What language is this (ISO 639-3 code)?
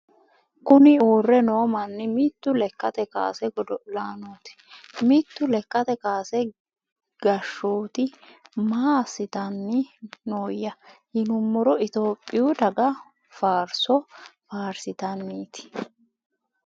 sid